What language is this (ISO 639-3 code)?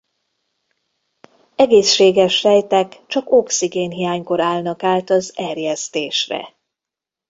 hun